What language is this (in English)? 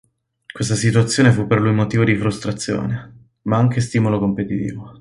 Italian